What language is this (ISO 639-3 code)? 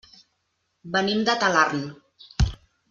cat